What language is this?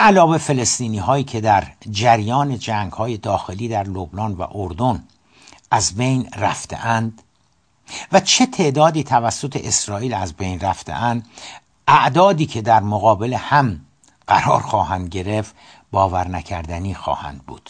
Persian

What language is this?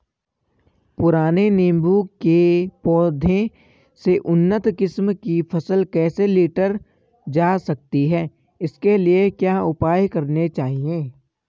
Hindi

